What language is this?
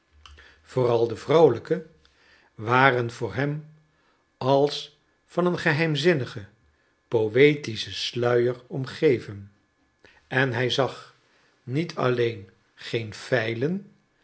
Dutch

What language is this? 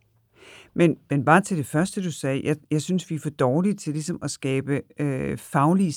Danish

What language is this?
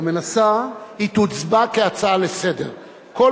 Hebrew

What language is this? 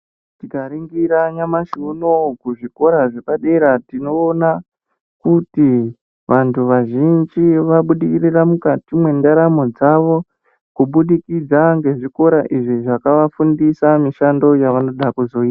Ndau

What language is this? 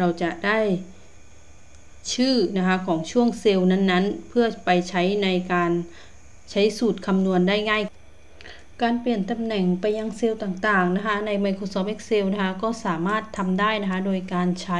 Thai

